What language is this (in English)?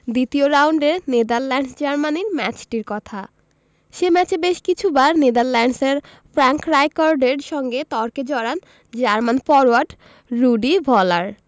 Bangla